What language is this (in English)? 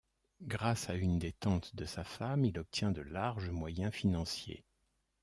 French